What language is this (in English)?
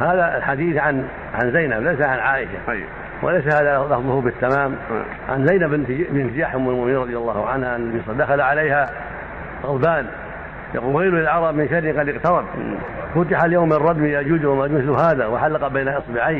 Arabic